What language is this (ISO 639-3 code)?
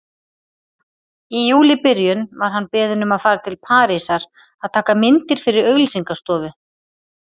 isl